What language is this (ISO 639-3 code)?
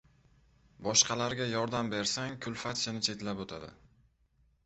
uzb